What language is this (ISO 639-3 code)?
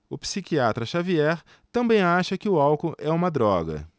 por